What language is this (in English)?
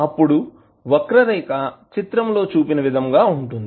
Telugu